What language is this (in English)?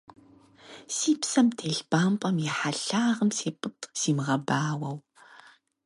Kabardian